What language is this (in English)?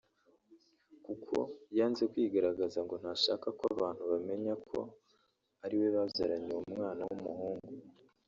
Kinyarwanda